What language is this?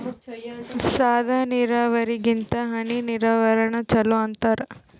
Kannada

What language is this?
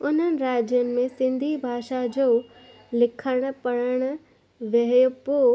Sindhi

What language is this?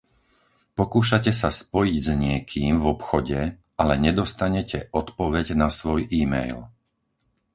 Slovak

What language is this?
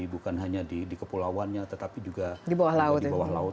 Indonesian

